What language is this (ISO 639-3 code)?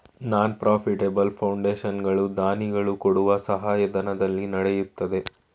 kan